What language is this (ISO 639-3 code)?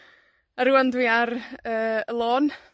cym